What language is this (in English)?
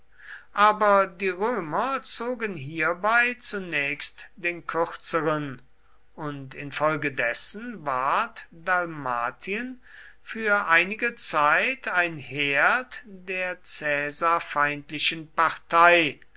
German